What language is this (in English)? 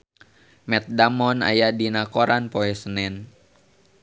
Sundanese